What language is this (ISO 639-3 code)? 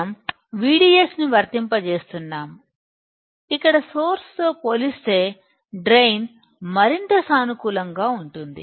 tel